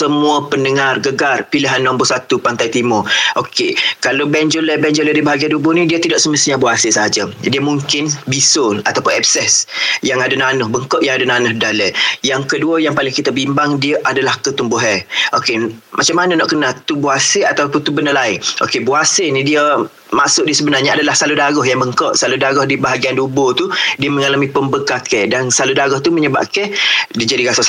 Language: Malay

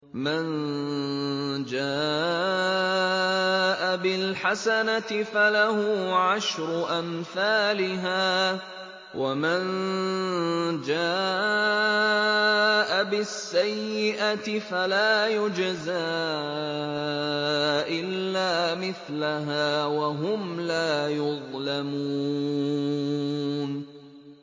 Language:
Arabic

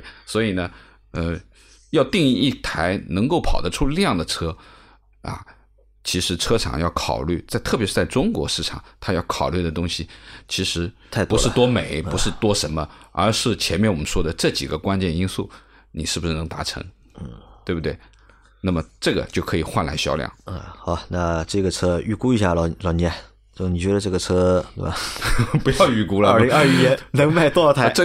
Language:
Chinese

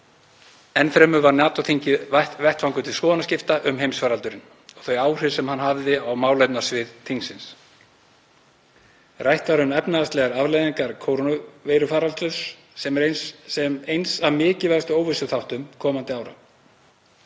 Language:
Icelandic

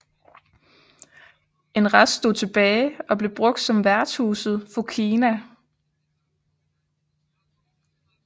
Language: Danish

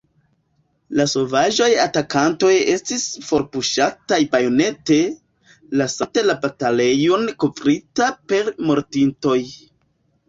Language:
Esperanto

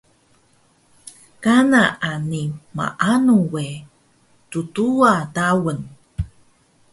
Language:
Taroko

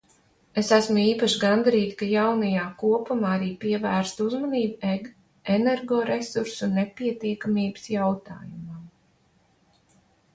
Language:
Latvian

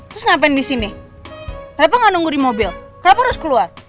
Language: Indonesian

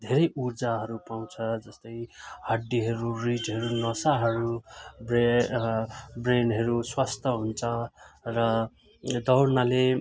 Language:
Nepali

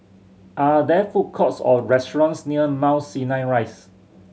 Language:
English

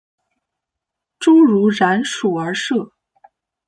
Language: Chinese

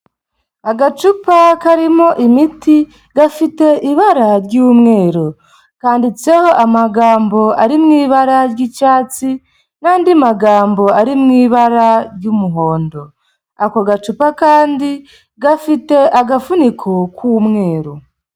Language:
Kinyarwanda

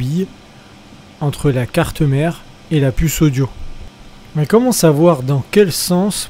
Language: French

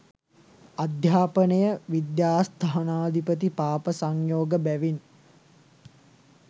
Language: Sinhala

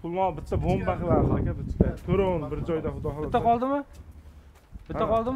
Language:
Turkish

